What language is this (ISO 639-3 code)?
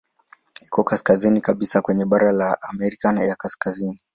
swa